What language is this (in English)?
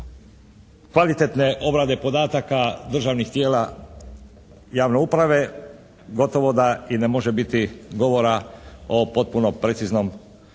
Croatian